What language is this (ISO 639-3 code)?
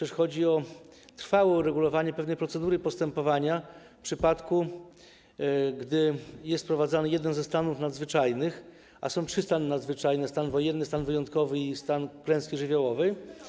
pol